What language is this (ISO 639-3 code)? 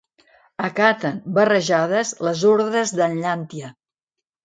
cat